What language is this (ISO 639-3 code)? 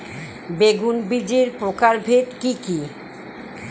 ben